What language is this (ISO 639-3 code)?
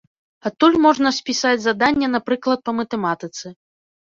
bel